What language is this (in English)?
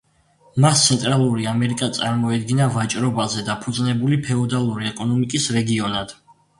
Georgian